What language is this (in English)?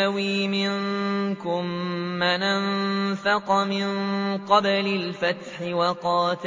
Arabic